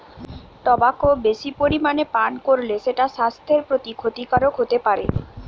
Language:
Bangla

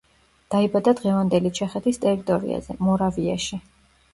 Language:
Georgian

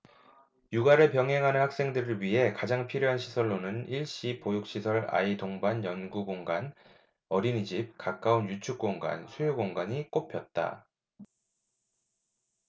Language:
Korean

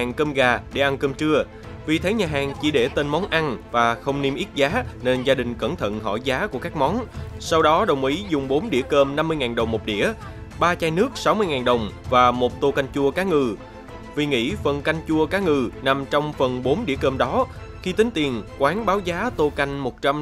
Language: Vietnamese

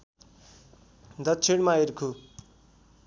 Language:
Nepali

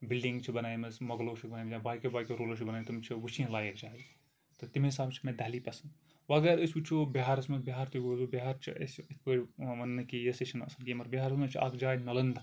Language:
Kashmiri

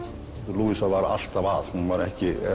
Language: Icelandic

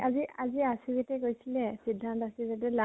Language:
Assamese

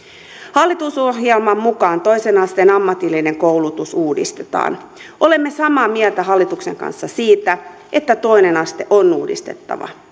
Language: Finnish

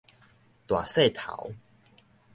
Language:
Min Nan Chinese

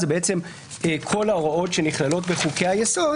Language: Hebrew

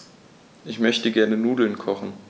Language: German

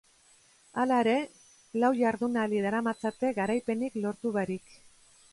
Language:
Basque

